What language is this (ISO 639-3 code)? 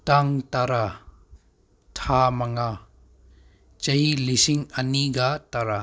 mni